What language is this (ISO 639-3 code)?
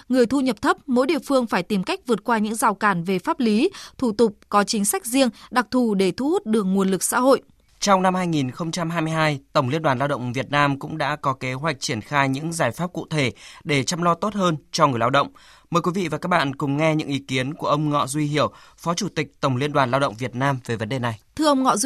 vie